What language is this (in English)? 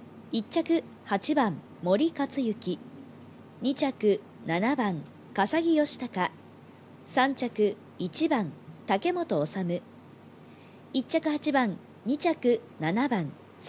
Japanese